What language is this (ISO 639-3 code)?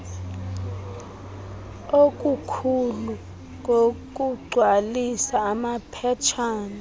xho